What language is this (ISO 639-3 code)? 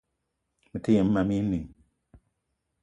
eto